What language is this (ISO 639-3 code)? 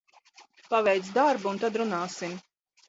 lav